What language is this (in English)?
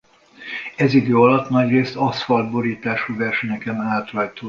Hungarian